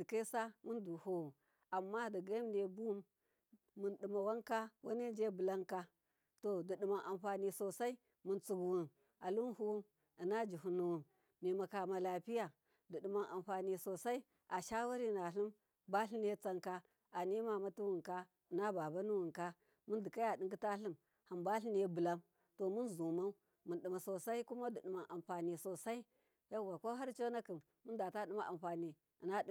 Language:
Miya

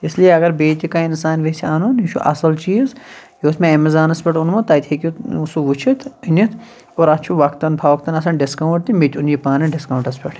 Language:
Kashmiri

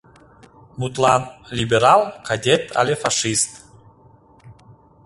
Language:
Mari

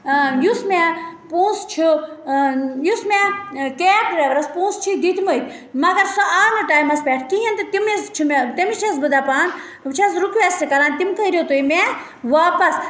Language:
Kashmiri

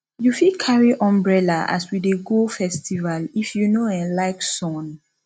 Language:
Nigerian Pidgin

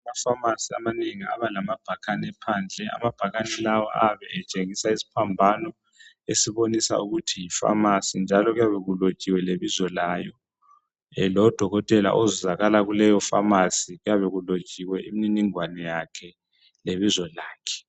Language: North Ndebele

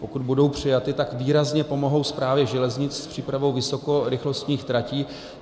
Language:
Czech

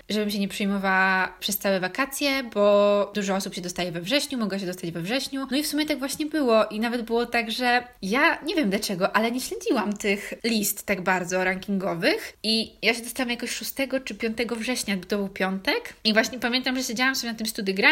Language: Polish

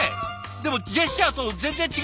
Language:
Japanese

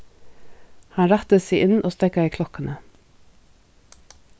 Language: Faroese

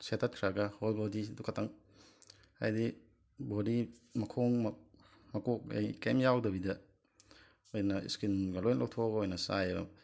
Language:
Manipuri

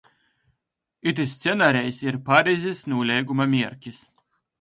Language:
Latgalian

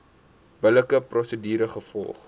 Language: Afrikaans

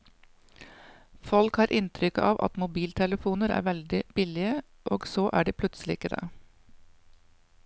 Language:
Norwegian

